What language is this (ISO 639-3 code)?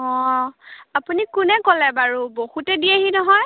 asm